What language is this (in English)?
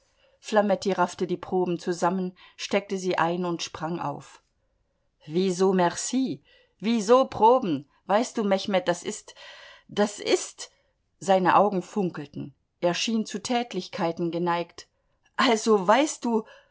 German